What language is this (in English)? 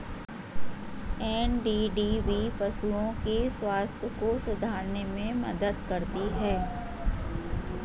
Hindi